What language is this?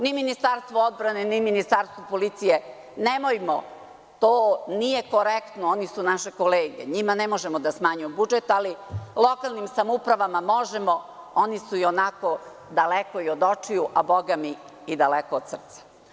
Serbian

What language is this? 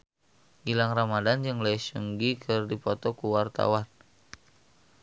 Sundanese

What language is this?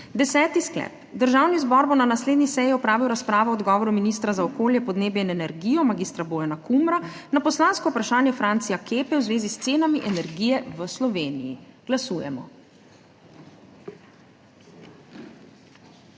Slovenian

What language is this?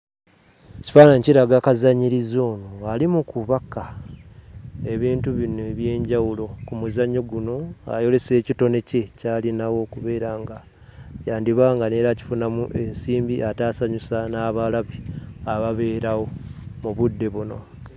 Ganda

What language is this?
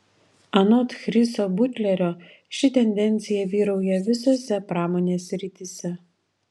Lithuanian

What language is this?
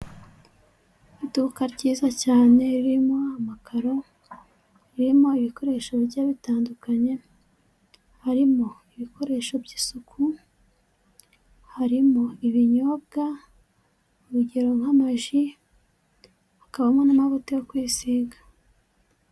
Kinyarwanda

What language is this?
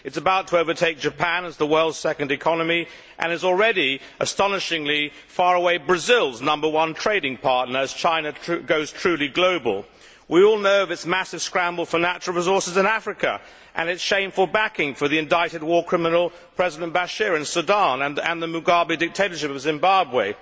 English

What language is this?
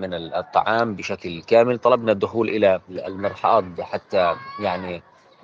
Arabic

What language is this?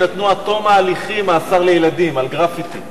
Hebrew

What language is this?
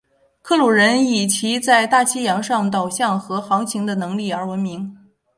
Chinese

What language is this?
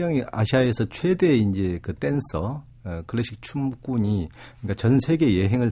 Korean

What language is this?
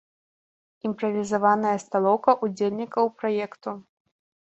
Belarusian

